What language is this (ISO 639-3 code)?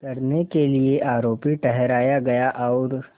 hin